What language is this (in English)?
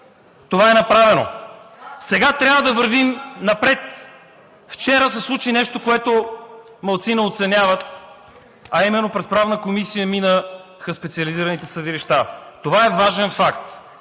Bulgarian